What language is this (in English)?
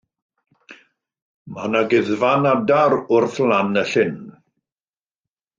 Welsh